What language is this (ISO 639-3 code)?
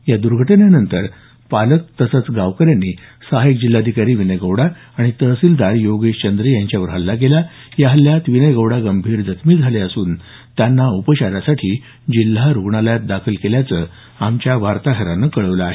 mar